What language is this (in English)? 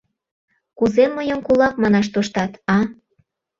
Mari